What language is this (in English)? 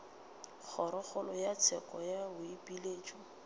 Northern Sotho